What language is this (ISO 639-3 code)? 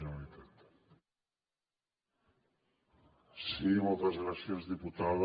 cat